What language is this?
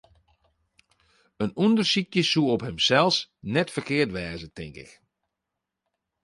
Western Frisian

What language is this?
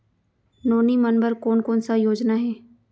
Chhattisgarhi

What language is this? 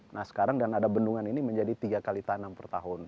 Indonesian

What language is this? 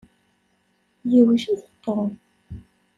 Kabyle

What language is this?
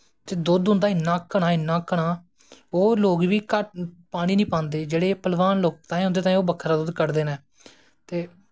Dogri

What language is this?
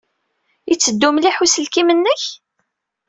Kabyle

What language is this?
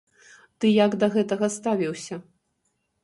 Belarusian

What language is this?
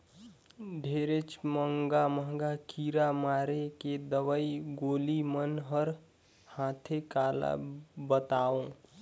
Chhattisgarhi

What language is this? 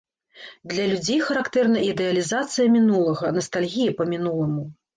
Belarusian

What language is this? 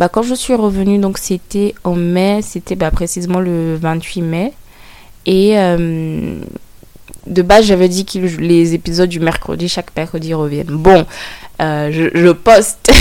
French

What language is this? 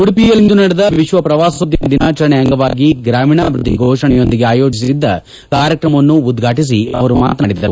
Kannada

